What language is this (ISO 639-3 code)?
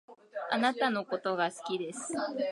jpn